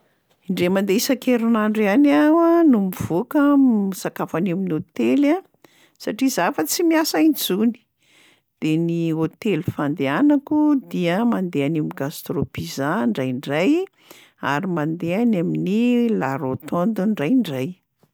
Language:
Malagasy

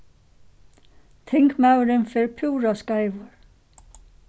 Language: Faroese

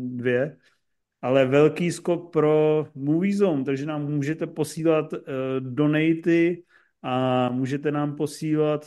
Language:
Czech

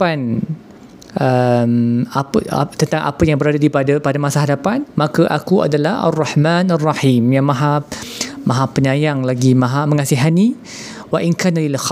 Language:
Malay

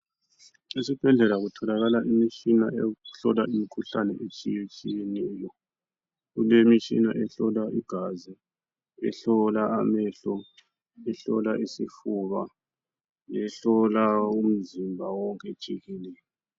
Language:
North Ndebele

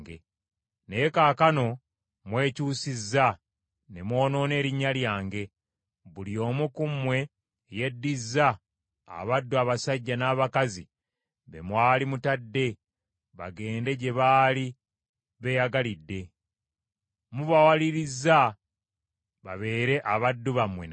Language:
Ganda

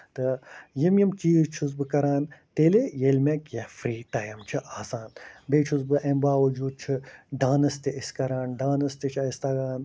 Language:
Kashmiri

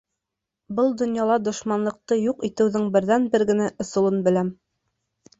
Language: Bashkir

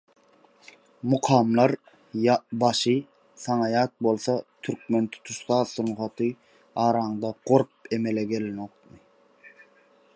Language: Turkmen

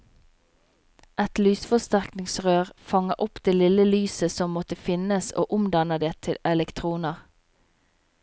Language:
Norwegian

